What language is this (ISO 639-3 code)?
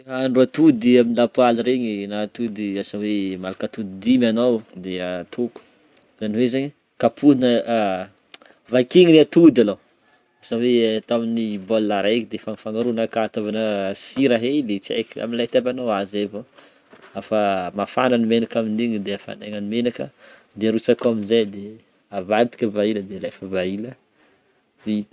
bmm